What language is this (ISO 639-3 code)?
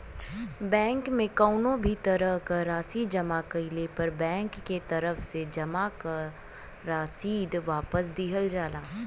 bho